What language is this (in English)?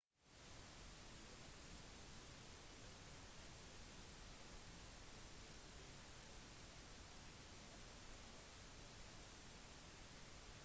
Norwegian Bokmål